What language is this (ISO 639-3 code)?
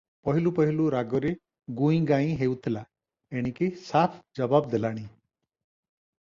ori